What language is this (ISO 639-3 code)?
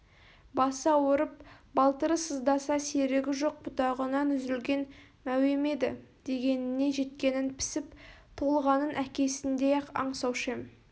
kaz